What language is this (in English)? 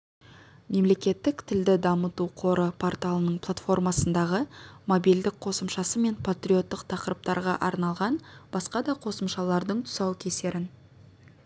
Kazakh